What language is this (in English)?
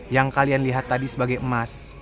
Indonesian